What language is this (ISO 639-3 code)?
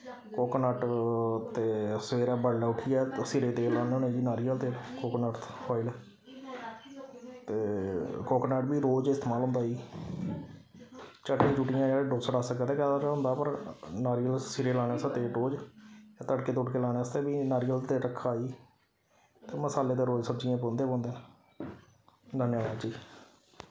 doi